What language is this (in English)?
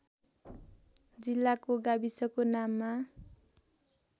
Nepali